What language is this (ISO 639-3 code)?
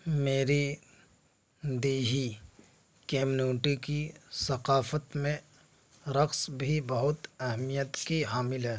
urd